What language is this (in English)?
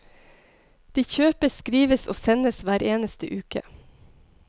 Norwegian